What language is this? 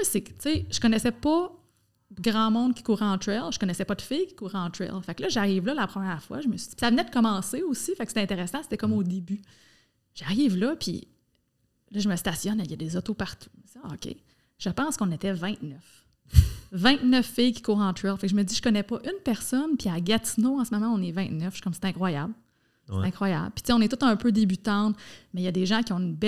French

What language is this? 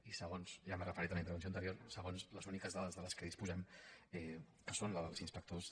Catalan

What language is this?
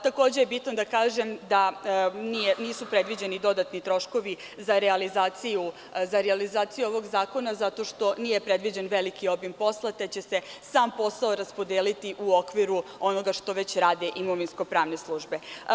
Serbian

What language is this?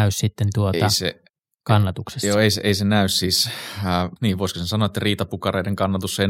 Finnish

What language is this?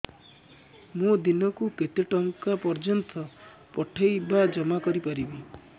Odia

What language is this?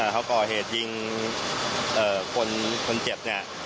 Thai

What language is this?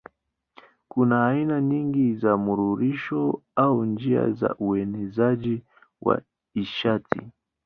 Swahili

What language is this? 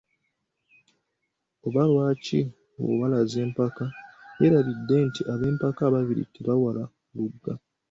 Ganda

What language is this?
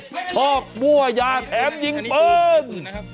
Thai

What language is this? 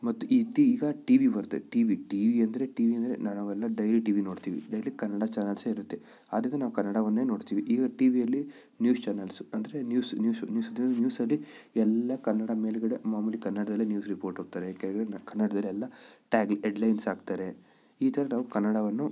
Kannada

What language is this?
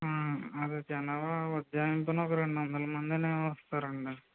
Telugu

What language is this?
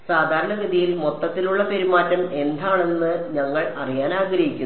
Malayalam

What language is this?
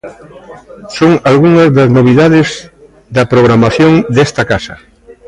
Galician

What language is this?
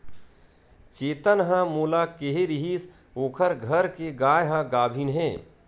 Chhattisgarhi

